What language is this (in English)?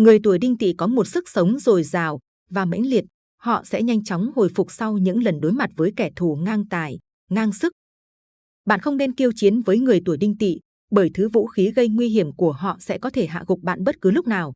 Vietnamese